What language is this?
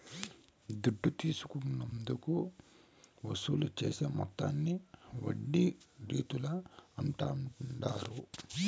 Telugu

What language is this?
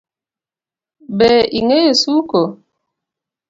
Luo (Kenya and Tanzania)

